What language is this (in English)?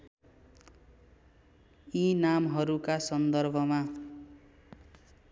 Nepali